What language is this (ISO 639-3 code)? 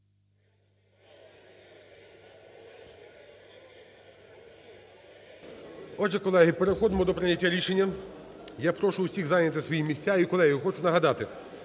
ukr